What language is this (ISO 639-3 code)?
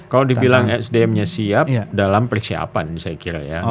ind